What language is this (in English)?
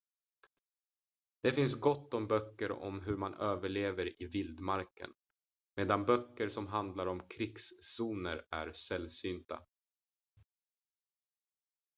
Swedish